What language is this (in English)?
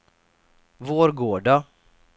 Swedish